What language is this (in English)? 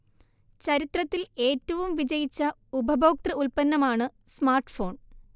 Malayalam